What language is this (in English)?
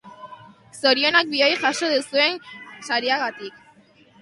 Basque